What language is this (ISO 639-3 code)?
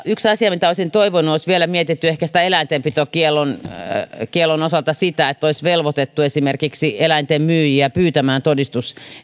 fin